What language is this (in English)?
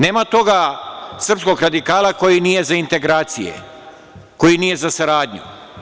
Serbian